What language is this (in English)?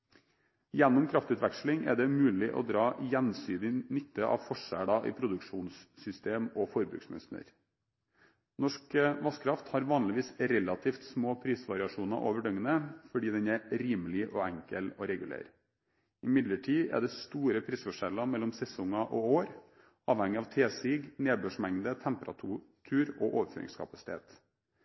Norwegian Bokmål